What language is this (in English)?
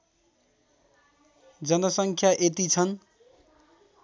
Nepali